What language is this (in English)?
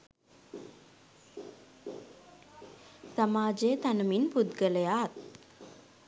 Sinhala